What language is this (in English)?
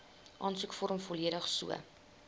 Afrikaans